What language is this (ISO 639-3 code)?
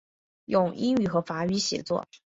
zho